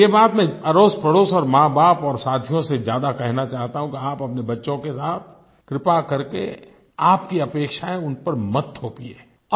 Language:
Hindi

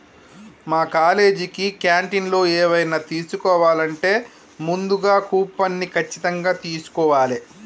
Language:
Telugu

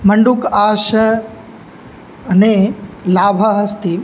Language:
Sanskrit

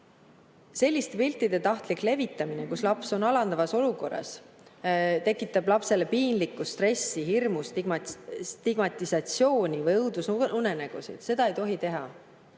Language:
Estonian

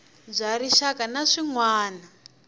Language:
Tsonga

